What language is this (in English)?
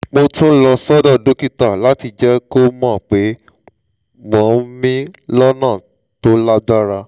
Yoruba